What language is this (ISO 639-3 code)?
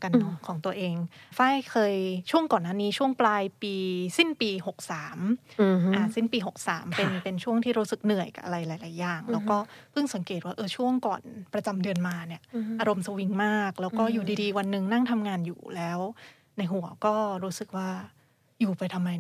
tha